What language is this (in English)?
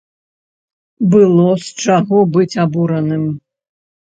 Belarusian